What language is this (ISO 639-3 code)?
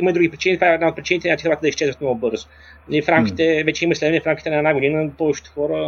bul